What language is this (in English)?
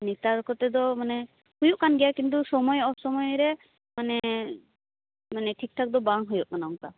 Santali